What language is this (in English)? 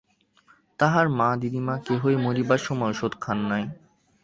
Bangla